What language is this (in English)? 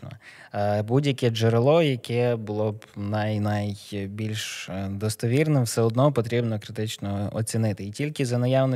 Ukrainian